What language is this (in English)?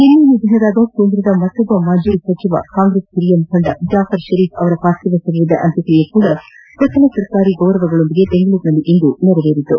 Kannada